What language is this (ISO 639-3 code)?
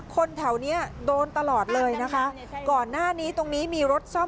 tha